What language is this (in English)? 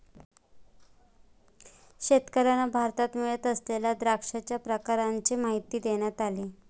Marathi